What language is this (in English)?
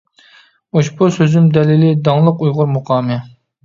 Uyghur